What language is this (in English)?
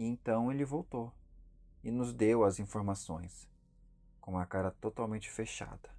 Portuguese